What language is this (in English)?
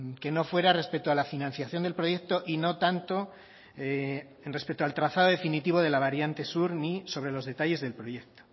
Spanish